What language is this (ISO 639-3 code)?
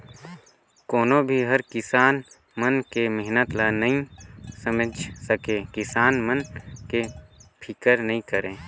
hne